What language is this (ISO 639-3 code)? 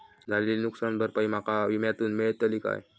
mar